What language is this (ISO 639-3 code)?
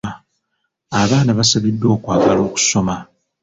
lug